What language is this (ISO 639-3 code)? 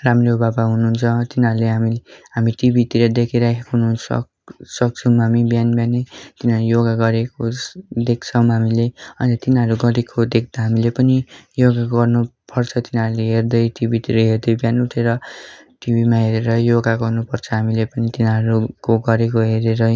nep